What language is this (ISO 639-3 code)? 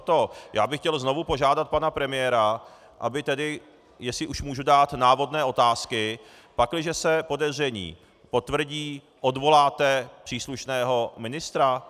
ces